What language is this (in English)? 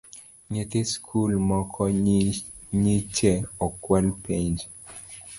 Luo (Kenya and Tanzania)